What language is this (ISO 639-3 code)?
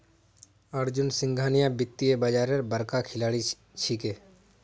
mag